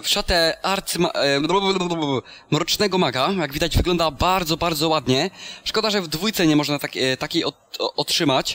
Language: Polish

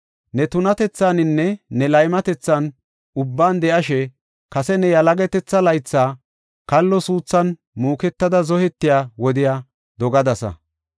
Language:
Gofa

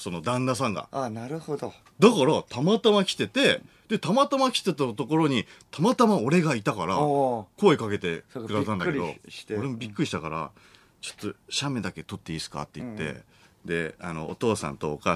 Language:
Japanese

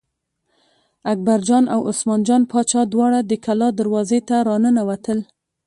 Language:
Pashto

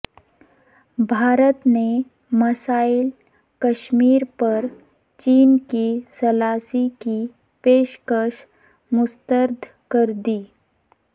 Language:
Urdu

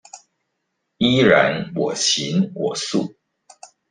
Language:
Chinese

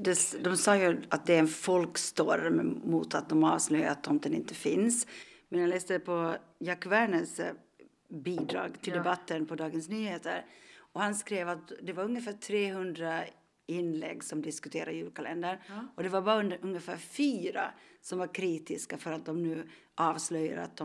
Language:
Swedish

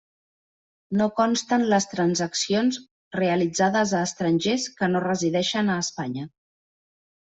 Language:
Catalan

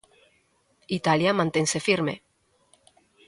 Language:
Galician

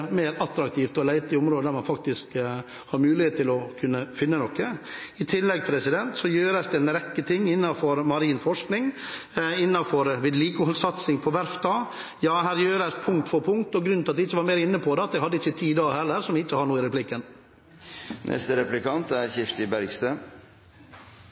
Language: Norwegian Bokmål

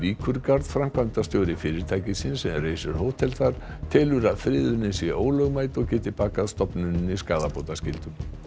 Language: Icelandic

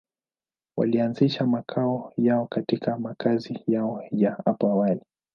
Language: Swahili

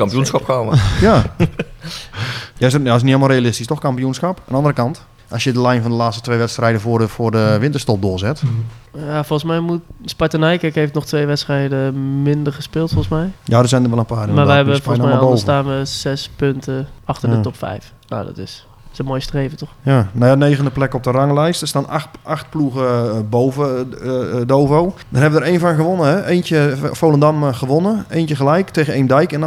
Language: Dutch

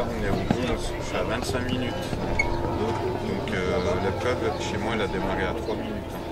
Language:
French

